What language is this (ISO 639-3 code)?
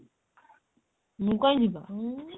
ori